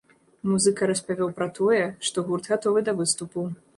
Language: Belarusian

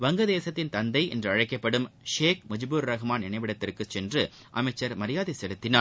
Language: Tamil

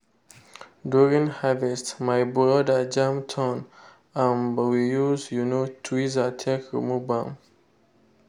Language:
Nigerian Pidgin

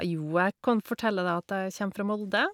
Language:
Norwegian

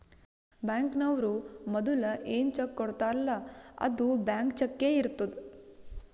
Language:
Kannada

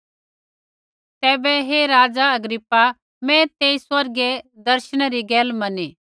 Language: Kullu Pahari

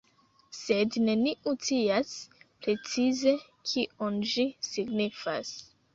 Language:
Esperanto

